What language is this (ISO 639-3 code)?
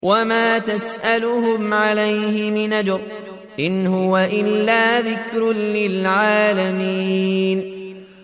ara